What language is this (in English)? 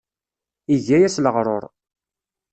Kabyle